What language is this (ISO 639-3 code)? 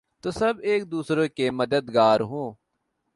urd